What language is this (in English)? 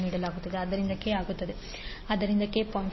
Kannada